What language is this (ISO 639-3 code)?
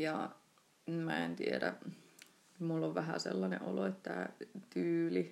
fin